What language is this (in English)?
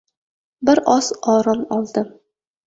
Uzbek